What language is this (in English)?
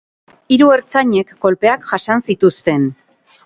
Basque